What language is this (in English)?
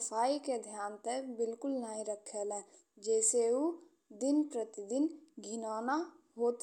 Bhojpuri